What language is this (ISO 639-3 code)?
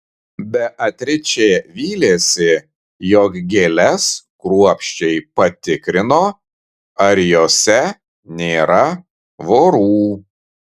lit